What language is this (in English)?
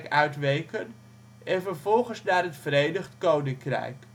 Dutch